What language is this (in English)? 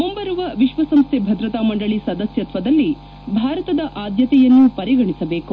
Kannada